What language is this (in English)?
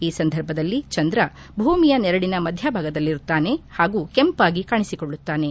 Kannada